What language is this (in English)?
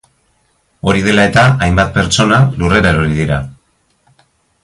Basque